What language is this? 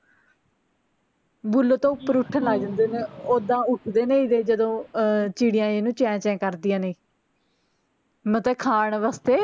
Punjabi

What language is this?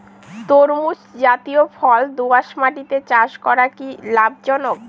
Bangla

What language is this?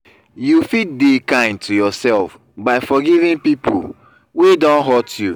Nigerian Pidgin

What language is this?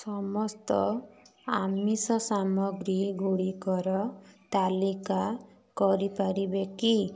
Odia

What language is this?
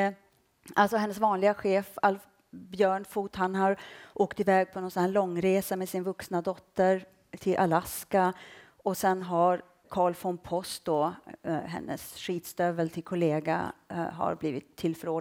Swedish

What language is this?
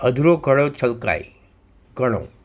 Gujarati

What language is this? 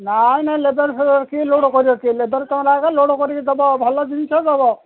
Odia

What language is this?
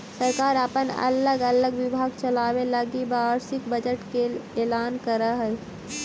Magahi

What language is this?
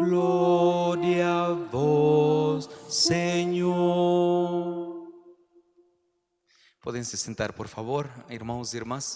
Spanish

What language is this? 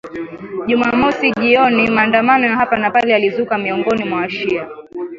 Swahili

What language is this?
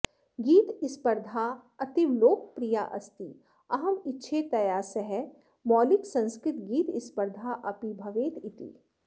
Sanskrit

